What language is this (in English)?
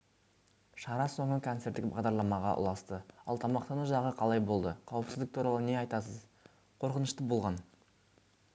Kazakh